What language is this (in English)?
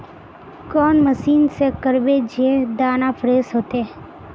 Magahi